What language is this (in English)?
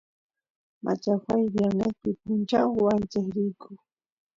Santiago del Estero Quichua